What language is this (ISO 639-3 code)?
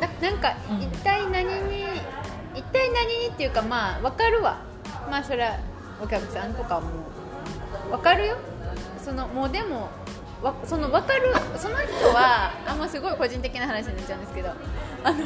jpn